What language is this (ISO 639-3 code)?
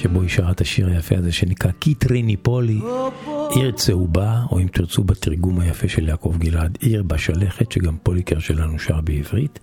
heb